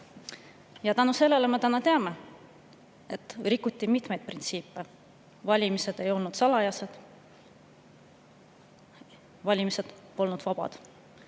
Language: Estonian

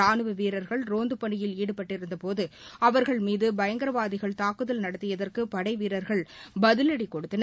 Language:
Tamil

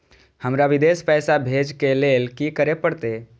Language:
Maithili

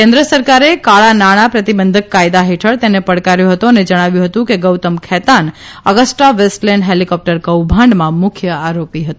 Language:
Gujarati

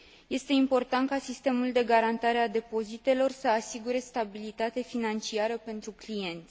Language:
Romanian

